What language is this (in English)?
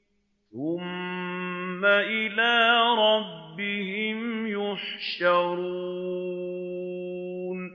Arabic